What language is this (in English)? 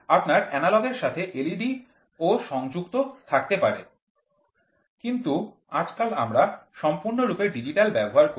Bangla